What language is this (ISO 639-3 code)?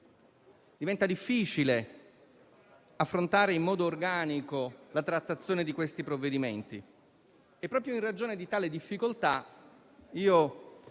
ita